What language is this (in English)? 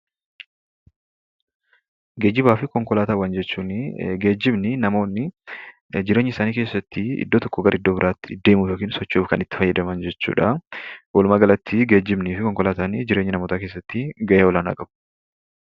Oromo